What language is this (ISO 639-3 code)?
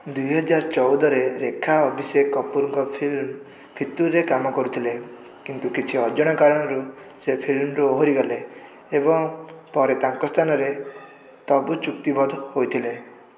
ori